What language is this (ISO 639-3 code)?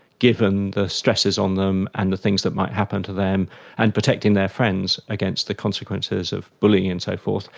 eng